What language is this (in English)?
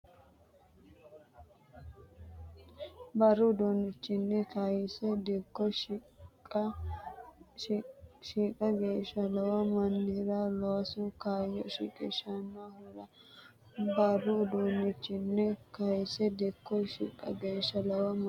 Sidamo